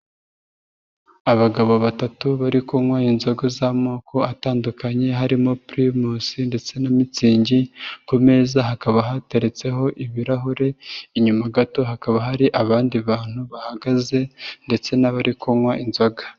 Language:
Kinyarwanda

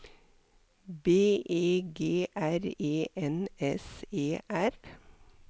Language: Norwegian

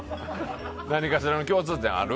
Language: Japanese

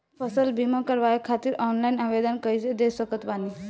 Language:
Bhojpuri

